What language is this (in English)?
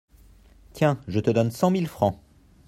French